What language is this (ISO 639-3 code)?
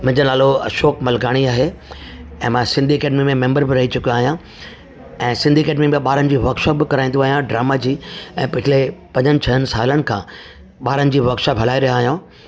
snd